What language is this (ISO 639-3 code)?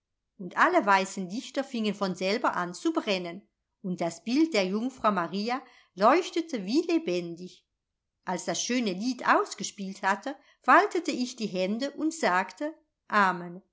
deu